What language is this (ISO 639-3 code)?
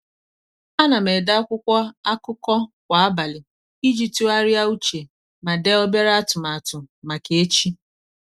ibo